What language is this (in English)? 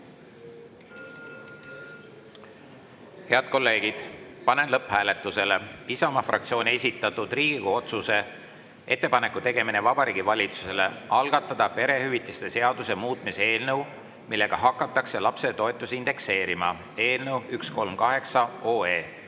Estonian